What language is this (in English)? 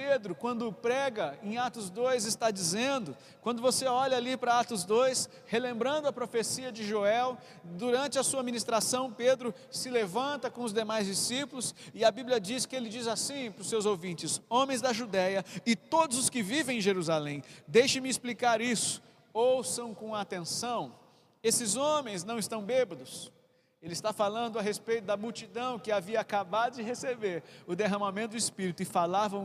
Portuguese